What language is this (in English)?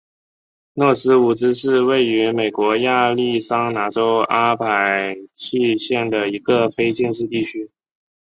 Chinese